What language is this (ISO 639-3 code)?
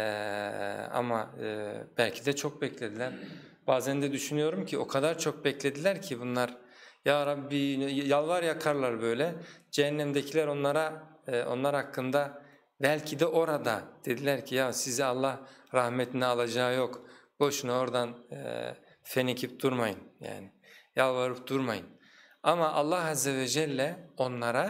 tur